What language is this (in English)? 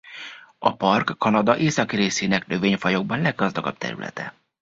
Hungarian